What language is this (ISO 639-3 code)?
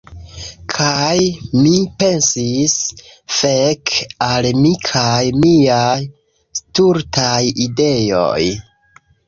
epo